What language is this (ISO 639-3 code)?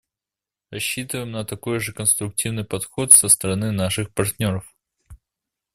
rus